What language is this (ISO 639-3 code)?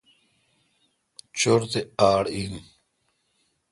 xka